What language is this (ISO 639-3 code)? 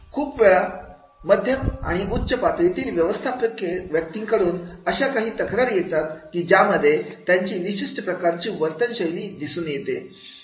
mar